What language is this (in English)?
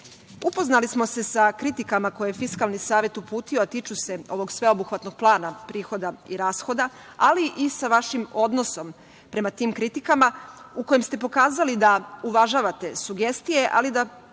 Serbian